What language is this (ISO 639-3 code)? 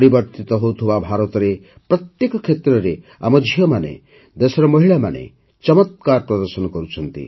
ori